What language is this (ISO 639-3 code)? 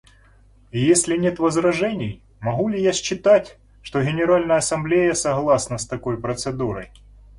rus